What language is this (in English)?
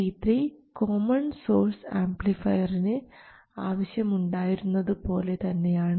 Malayalam